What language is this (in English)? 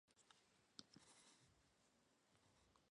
Georgian